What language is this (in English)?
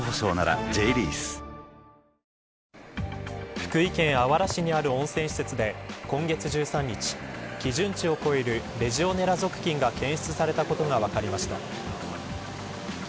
Japanese